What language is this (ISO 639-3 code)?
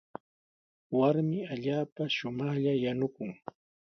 qws